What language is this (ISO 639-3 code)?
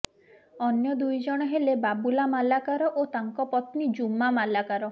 ori